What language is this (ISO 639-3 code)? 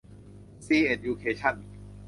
tha